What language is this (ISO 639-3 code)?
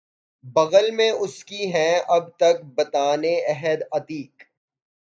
urd